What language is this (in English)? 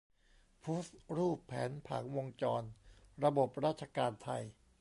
Thai